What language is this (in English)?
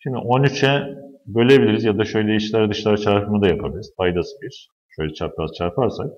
Turkish